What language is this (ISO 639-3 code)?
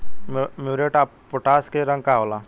bho